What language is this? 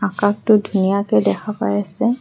Assamese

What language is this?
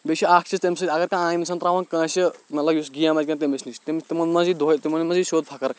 Kashmiri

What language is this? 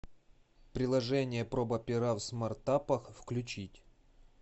Russian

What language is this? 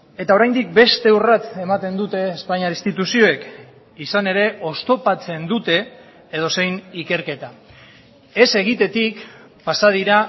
Basque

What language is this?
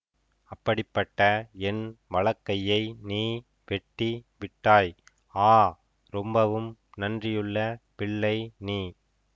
Tamil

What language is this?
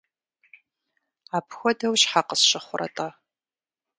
Kabardian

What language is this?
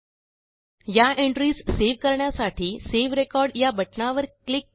Marathi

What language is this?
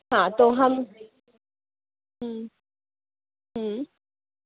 Urdu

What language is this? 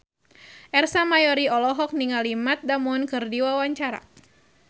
Sundanese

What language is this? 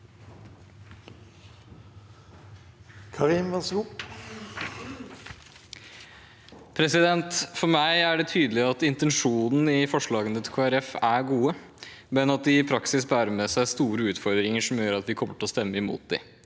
Norwegian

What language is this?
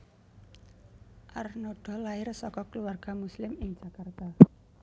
Javanese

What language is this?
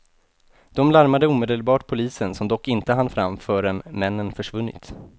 Swedish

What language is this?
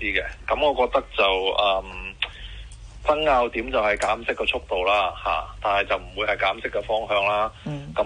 Chinese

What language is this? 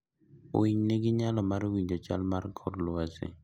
Luo (Kenya and Tanzania)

